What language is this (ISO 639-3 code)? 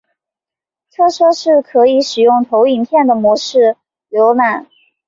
zho